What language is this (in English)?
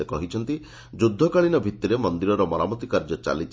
Odia